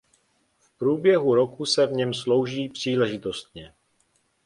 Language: Czech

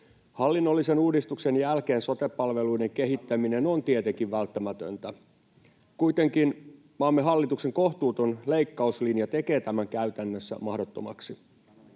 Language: Finnish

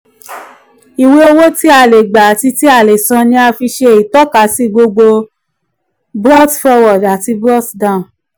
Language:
Yoruba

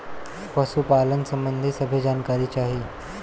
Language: Bhojpuri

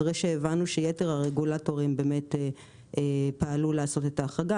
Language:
Hebrew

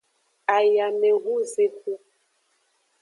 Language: Aja (Benin)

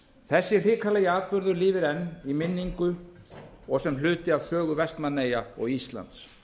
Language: Icelandic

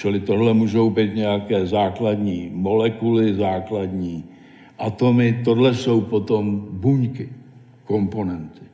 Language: Czech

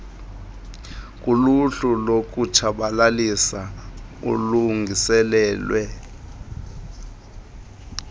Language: Xhosa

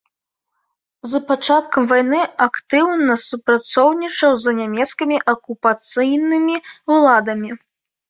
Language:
Belarusian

